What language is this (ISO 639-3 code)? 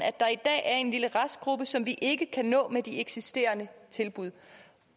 dan